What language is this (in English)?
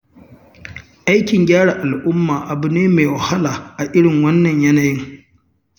Hausa